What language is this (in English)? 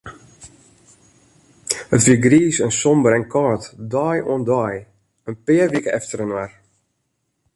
Western Frisian